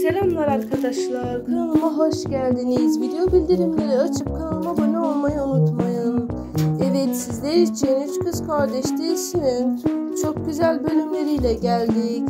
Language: Turkish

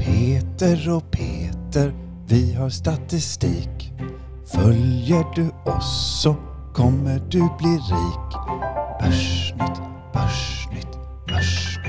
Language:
Swedish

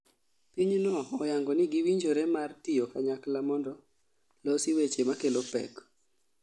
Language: Luo (Kenya and Tanzania)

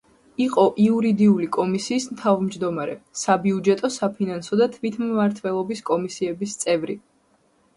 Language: Georgian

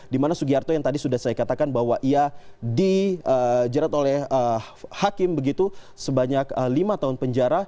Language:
Indonesian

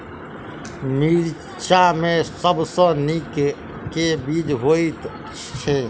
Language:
Maithili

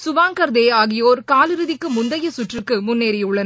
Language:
Tamil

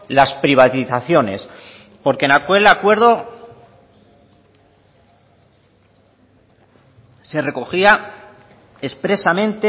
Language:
Spanish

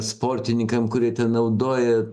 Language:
Lithuanian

